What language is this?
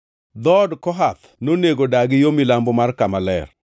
Luo (Kenya and Tanzania)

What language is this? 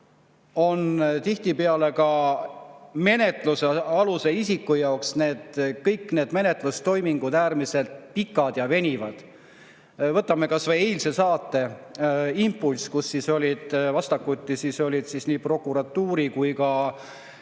Estonian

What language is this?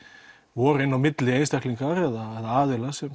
Icelandic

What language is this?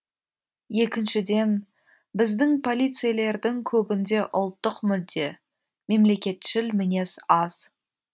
Kazakh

